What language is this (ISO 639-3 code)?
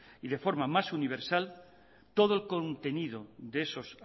spa